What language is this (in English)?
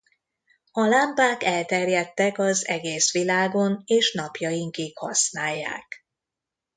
Hungarian